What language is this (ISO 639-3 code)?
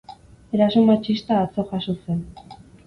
eus